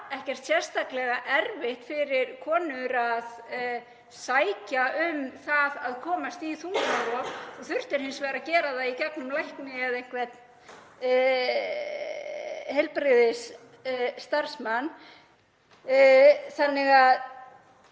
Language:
Icelandic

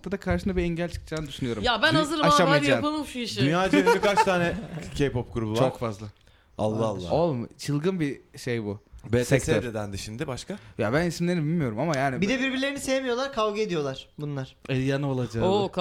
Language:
Turkish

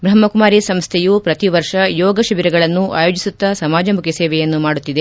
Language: Kannada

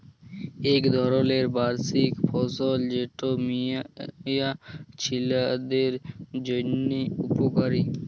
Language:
Bangla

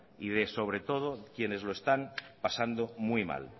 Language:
Spanish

